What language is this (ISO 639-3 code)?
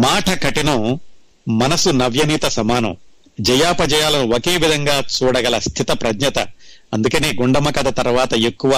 tel